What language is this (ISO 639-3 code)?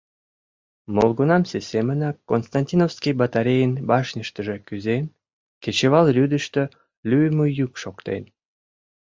chm